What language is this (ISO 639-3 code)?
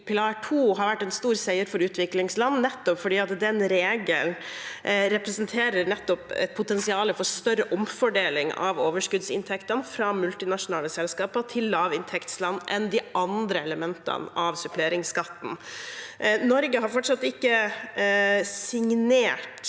nor